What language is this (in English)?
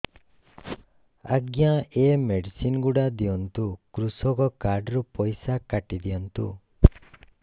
Odia